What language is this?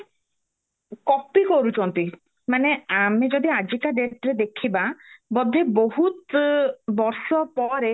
Odia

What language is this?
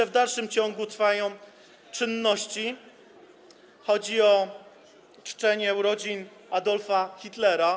Polish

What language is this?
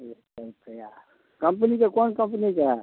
Maithili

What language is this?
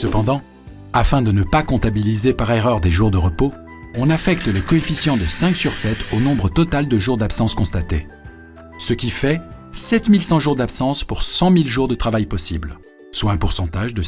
French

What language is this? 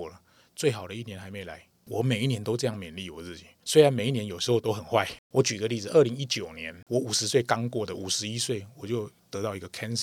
Chinese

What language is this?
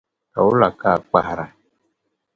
Dagbani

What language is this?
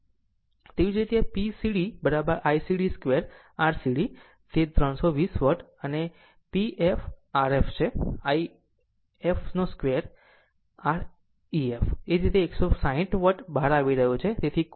Gujarati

